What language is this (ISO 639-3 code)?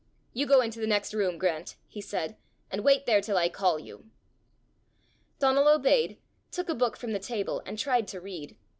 eng